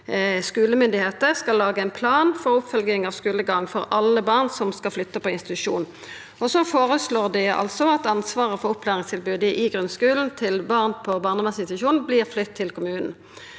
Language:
Norwegian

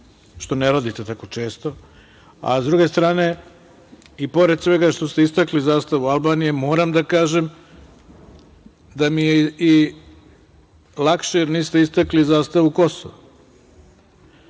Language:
Serbian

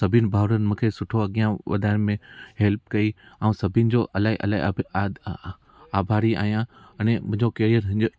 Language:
Sindhi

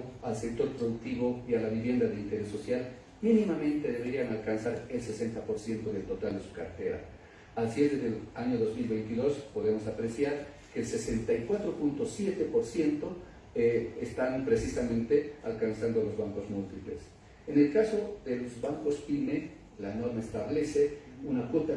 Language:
Spanish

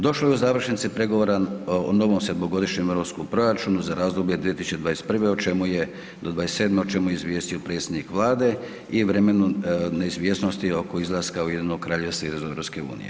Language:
Croatian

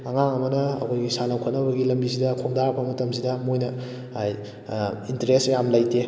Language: Manipuri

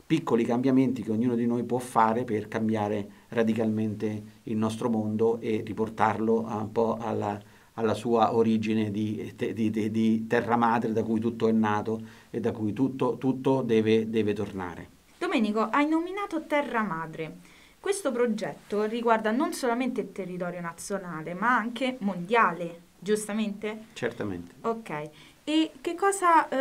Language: Italian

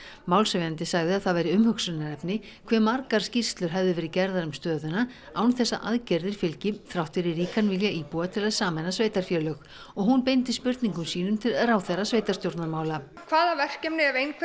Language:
Icelandic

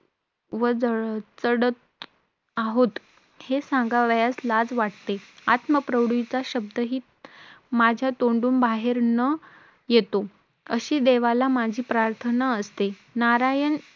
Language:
Marathi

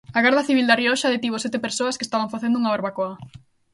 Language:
Galician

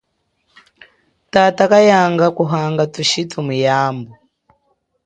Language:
Chokwe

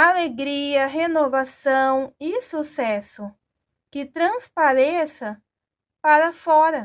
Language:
Portuguese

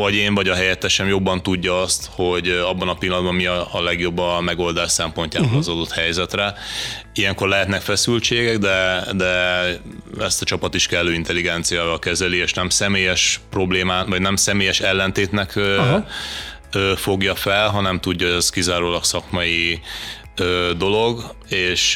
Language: Hungarian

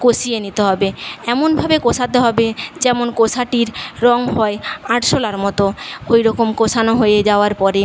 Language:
Bangla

